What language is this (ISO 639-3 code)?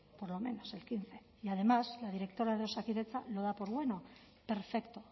spa